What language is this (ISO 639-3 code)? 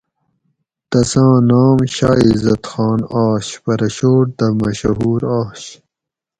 gwc